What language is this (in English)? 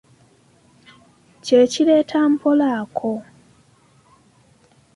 Ganda